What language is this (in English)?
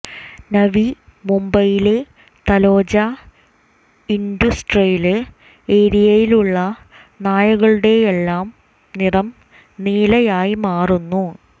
Malayalam